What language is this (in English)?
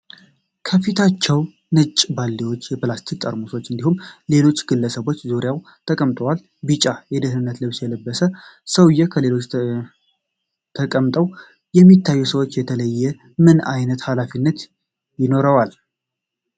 Amharic